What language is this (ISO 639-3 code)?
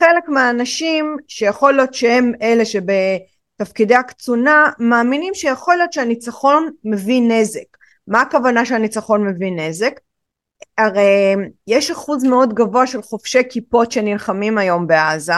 heb